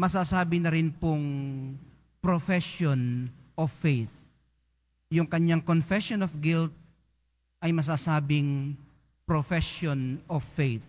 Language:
Filipino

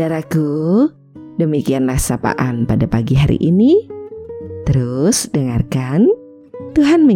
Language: Indonesian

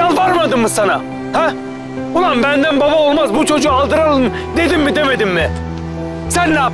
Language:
Turkish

